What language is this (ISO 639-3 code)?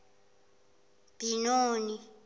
zul